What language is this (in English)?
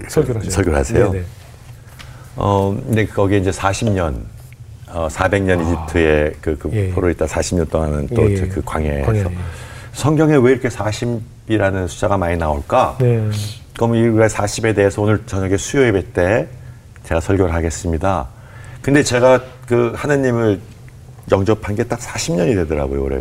Korean